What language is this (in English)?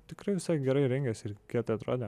Lithuanian